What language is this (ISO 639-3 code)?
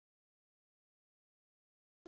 isl